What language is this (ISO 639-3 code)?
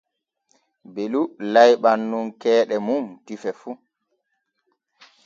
fue